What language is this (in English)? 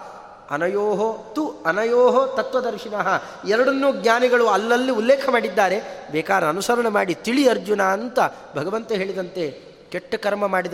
Kannada